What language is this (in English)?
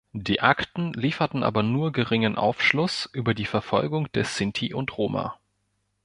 German